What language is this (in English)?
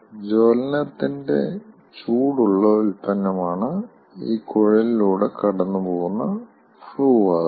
Malayalam